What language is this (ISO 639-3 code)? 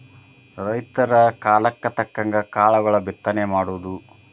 kan